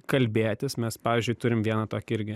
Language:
Lithuanian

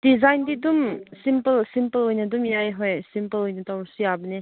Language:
Manipuri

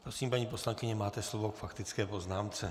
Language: Czech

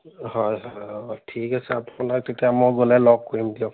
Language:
Assamese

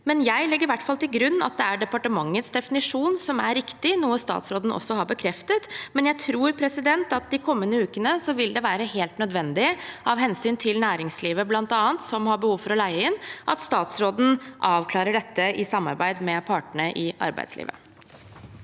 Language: Norwegian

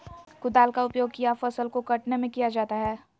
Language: Magahi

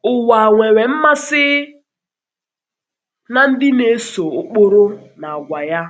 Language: Igbo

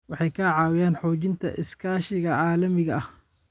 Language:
Somali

